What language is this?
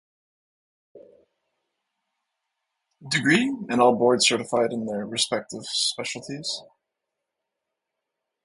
English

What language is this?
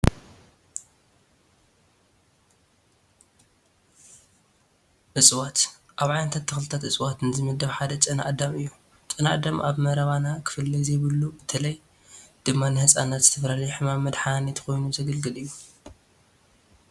Tigrinya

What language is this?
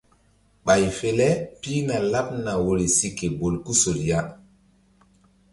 Mbum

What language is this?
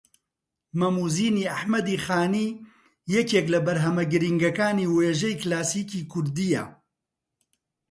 Central Kurdish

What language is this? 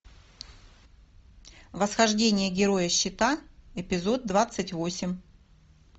Russian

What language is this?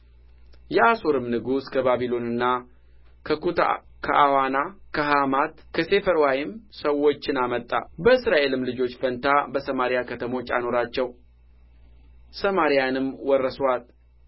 Amharic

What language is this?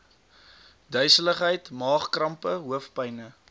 Afrikaans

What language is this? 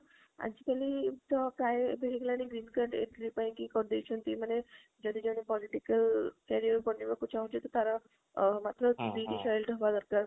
Odia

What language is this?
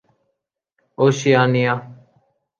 Urdu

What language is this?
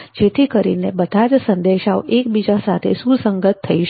Gujarati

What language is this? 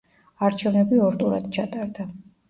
Georgian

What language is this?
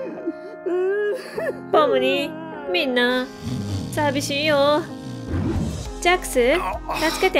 Japanese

